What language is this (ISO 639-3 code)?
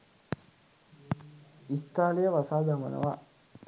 sin